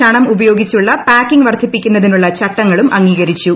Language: Malayalam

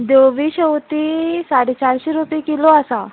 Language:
Konkani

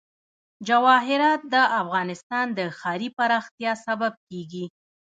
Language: Pashto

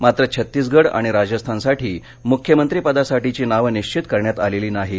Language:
Marathi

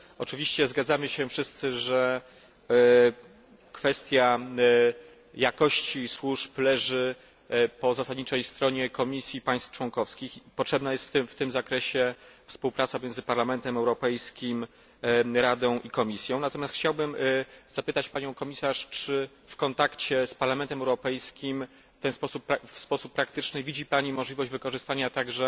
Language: Polish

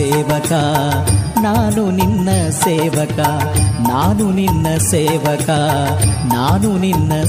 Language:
Kannada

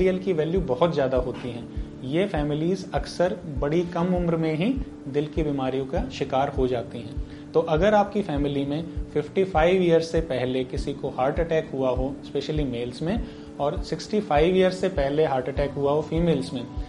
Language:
Hindi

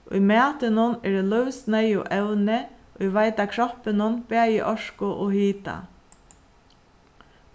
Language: Faroese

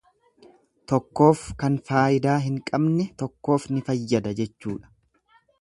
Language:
Oromo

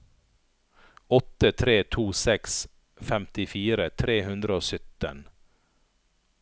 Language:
Norwegian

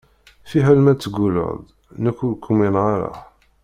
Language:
Kabyle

